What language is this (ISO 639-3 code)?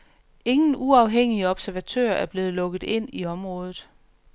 dan